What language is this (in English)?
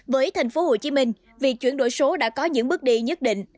Vietnamese